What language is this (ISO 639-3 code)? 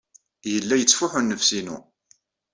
kab